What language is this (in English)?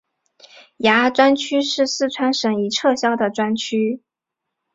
Chinese